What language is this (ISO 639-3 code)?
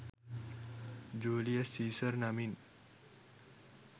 sin